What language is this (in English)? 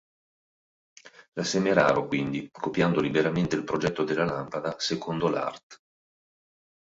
Italian